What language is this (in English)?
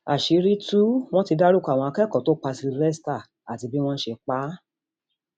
Yoruba